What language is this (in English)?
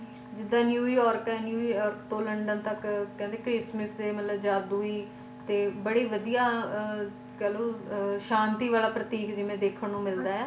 Punjabi